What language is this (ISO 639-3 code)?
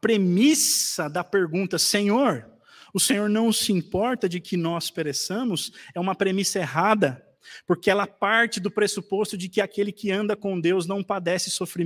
por